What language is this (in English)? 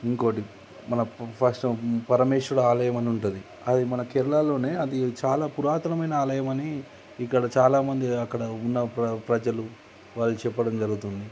Telugu